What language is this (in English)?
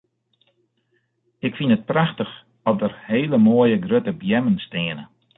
Western Frisian